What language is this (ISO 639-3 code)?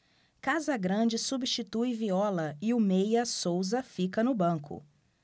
por